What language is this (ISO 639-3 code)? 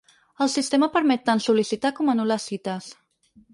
cat